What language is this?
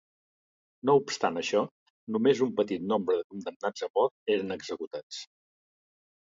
Catalan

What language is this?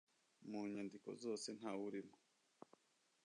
Kinyarwanda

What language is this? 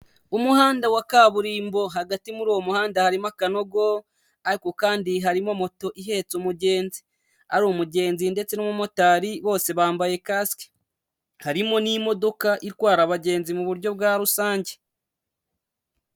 Kinyarwanda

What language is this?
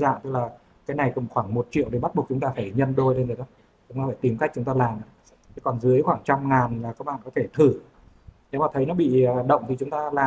Vietnamese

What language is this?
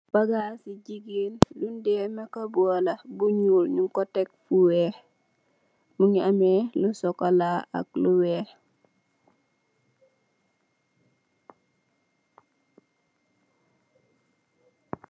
Wolof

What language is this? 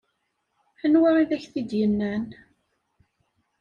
Kabyle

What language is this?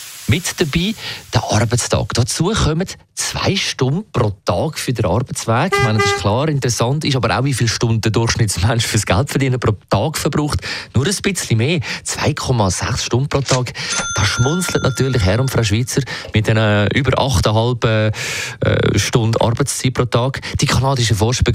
German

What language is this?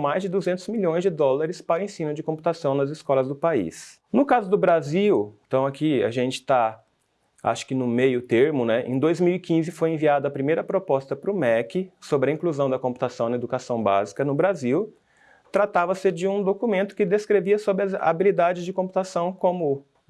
Portuguese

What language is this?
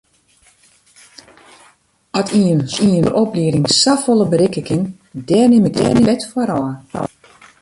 Western Frisian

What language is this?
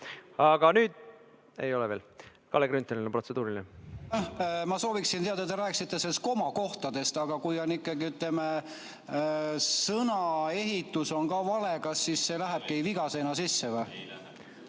Estonian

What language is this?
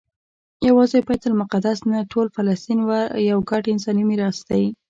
Pashto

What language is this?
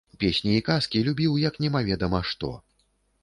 Belarusian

